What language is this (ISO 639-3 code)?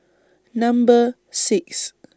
eng